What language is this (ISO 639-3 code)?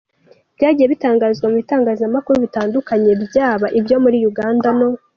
kin